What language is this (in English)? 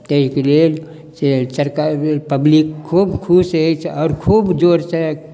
Maithili